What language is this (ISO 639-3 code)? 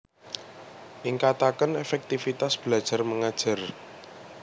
jav